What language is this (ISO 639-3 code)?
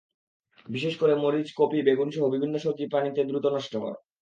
ben